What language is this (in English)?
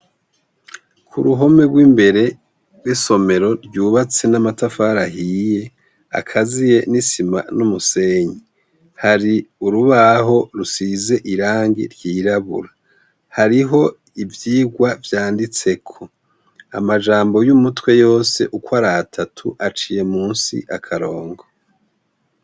Rundi